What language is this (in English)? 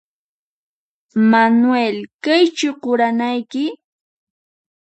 Puno Quechua